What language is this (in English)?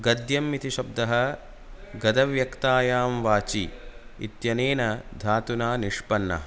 Sanskrit